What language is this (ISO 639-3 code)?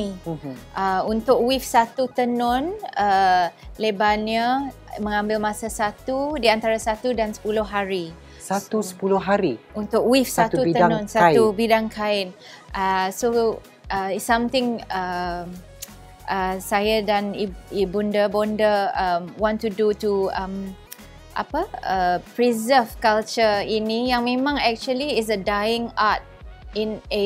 msa